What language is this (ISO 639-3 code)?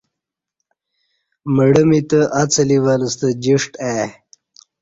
bsh